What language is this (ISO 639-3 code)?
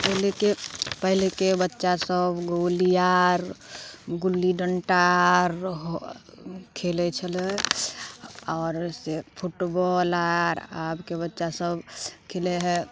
mai